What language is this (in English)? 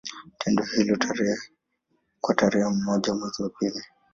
Swahili